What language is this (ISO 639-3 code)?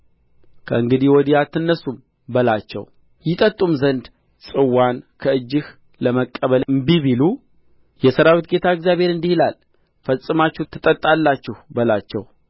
amh